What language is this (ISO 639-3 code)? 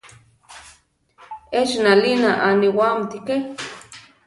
tar